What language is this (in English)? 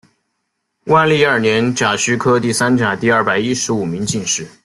Chinese